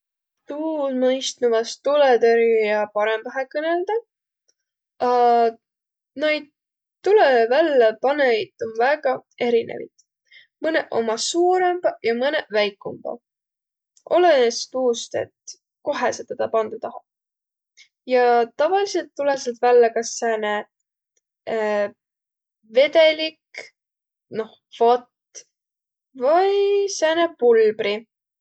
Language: Võro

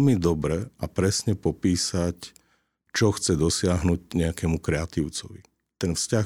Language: Slovak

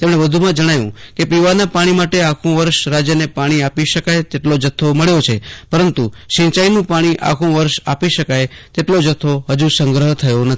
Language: Gujarati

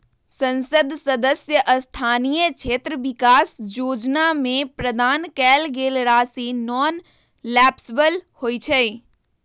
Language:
Magahi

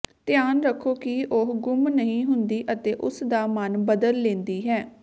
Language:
Punjabi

